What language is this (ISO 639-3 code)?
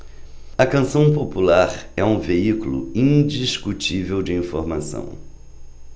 por